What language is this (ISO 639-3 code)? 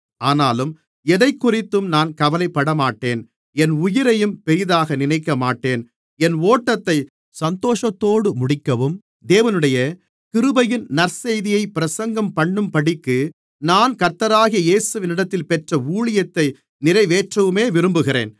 tam